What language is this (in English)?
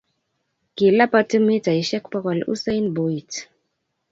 Kalenjin